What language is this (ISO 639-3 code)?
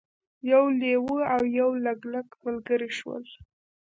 pus